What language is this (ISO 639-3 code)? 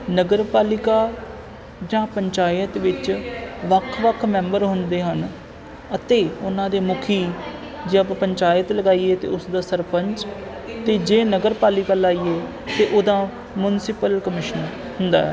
pan